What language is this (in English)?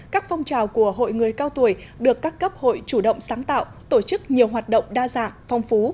Vietnamese